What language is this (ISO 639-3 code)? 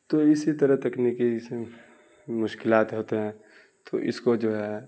urd